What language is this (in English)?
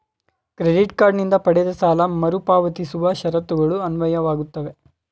Kannada